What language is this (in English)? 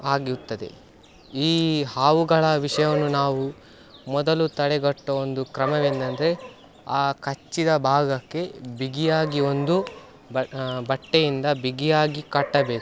Kannada